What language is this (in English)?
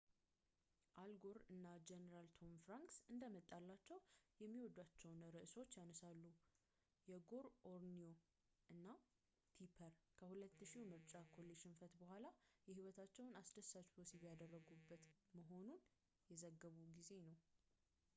Amharic